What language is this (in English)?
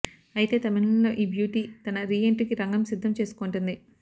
Telugu